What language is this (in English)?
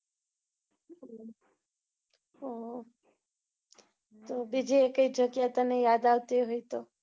Gujarati